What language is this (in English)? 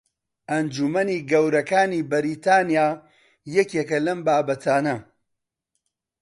Central Kurdish